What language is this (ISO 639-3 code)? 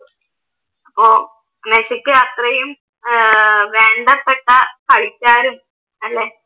mal